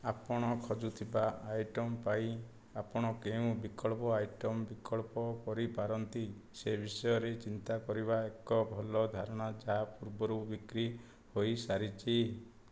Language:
Odia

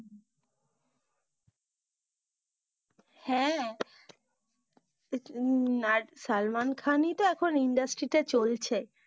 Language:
Bangla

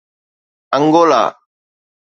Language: Sindhi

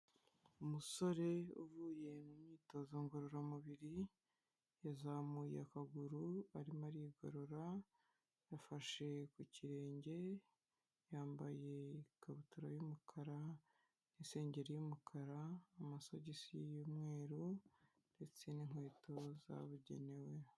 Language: Kinyarwanda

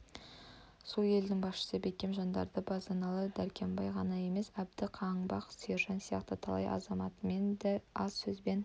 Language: Kazakh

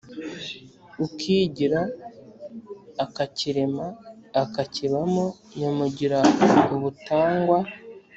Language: Kinyarwanda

